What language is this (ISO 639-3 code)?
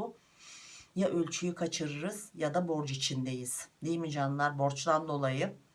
tur